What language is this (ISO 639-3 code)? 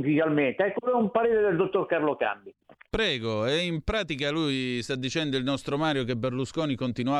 ita